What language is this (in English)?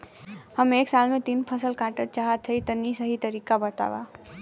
Bhojpuri